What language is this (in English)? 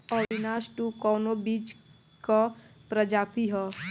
Bhojpuri